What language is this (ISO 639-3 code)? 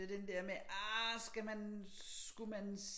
dan